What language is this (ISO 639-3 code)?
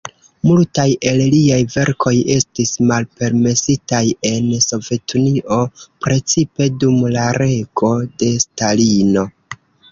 epo